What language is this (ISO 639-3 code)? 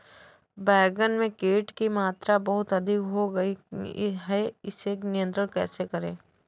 hin